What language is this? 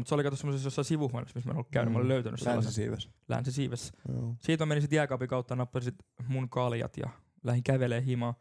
Finnish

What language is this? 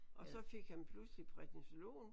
Danish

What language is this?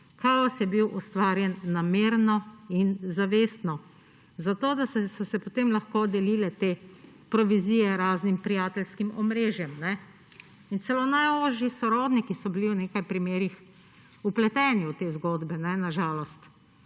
Slovenian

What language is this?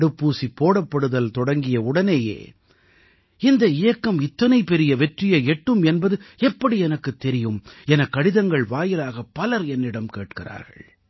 Tamil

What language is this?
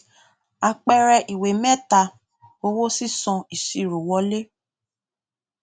Yoruba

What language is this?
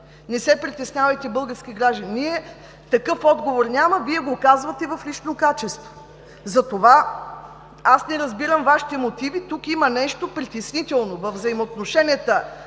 Bulgarian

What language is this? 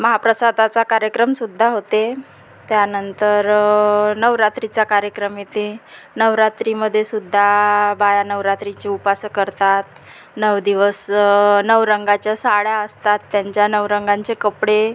Marathi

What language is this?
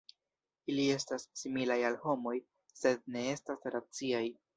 Esperanto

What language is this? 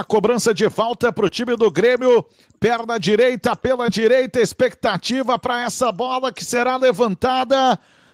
Portuguese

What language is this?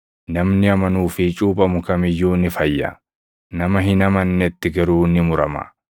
Oromo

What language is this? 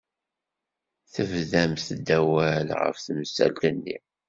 Kabyle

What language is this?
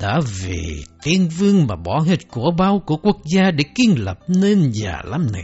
Vietnamese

